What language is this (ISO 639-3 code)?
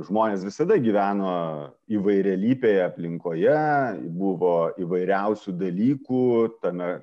lit